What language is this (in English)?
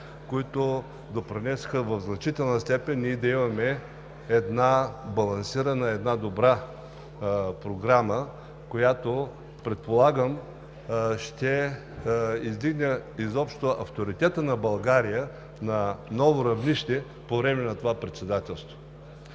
Bulgarian